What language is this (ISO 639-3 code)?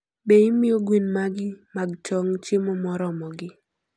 luo